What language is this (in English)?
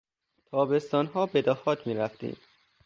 Persian